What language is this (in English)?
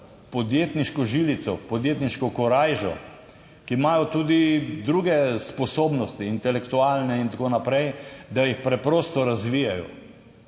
Slovenian